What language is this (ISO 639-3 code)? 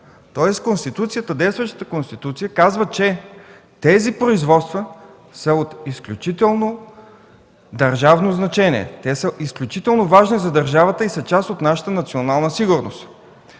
bul